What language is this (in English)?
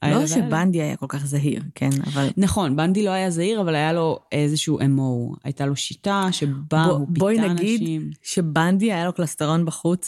Hebrew